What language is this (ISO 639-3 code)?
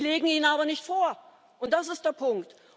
deu